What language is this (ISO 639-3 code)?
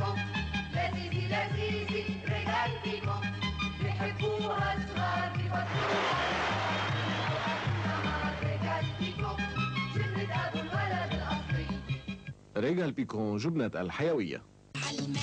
ara